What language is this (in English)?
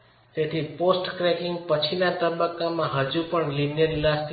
Gujarati